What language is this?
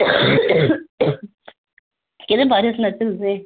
Dogri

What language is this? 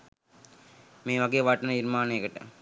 Sinhala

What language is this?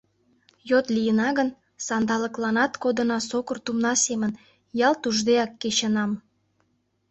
Mari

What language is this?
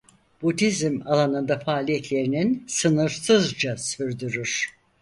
Turkish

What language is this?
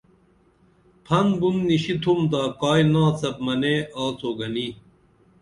Dameli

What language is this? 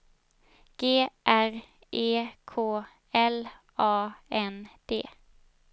Swedish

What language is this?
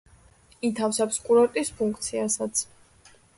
Georgian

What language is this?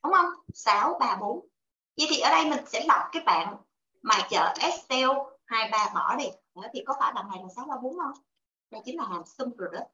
Vietnamese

